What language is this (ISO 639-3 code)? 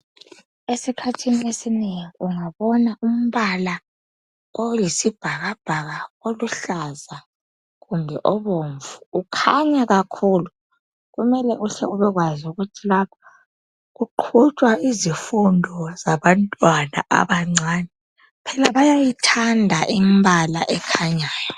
nde